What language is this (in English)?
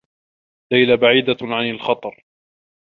Arabic